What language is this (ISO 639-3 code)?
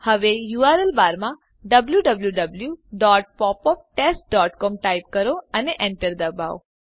guj